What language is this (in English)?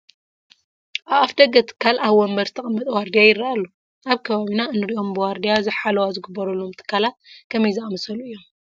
Tigrinya